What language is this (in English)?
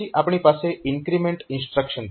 Gujarati